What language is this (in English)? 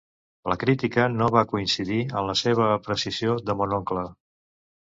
Catalan